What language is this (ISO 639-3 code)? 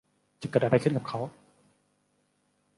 tha